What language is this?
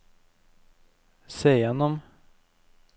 Norwegian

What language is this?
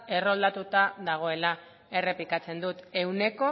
Basque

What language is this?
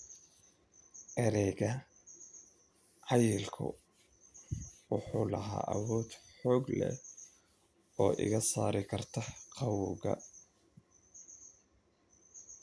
Somali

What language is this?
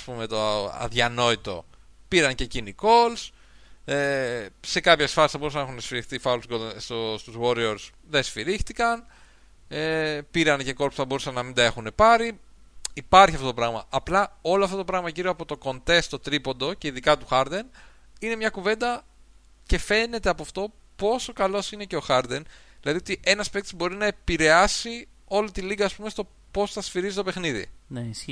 Greek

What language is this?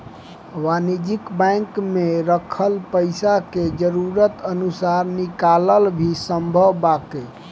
Bhojpuri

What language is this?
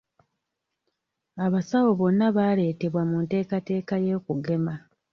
Ganda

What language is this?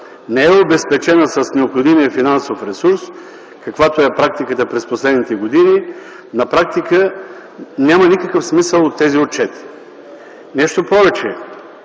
Bulgarian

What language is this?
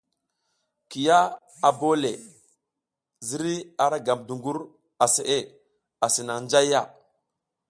South Giziga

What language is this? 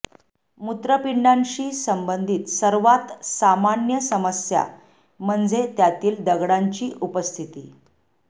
Marathi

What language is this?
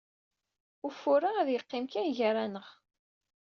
Kabyle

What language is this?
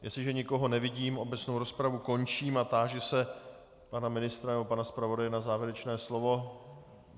Czech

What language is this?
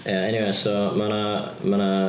Welsh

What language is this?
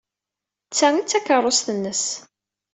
Kabyle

